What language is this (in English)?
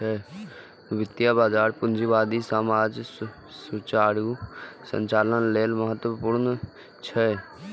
Maithili